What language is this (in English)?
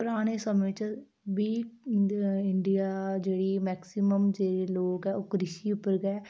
Dogri